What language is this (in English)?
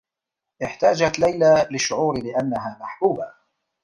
Arabic